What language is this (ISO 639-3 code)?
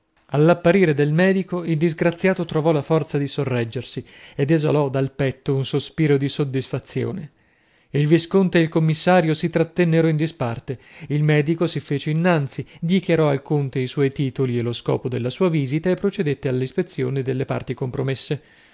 ita